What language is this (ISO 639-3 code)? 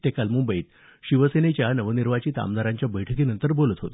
mar